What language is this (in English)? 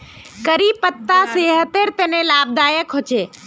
Magahi